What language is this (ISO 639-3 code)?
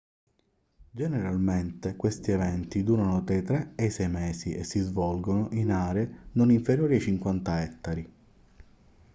ita